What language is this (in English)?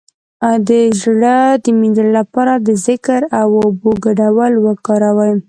Pashto